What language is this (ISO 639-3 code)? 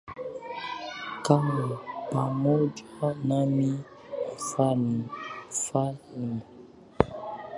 swa